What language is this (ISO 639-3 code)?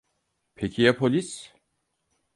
tur